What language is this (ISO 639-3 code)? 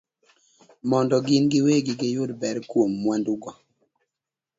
luo